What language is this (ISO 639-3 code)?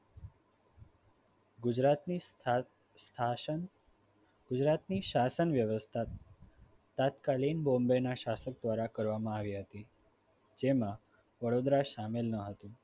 guj